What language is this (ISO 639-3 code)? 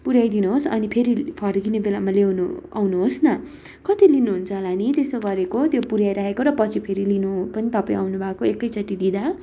nep